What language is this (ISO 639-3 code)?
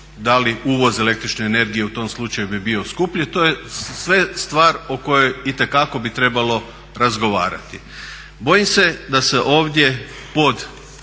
hrv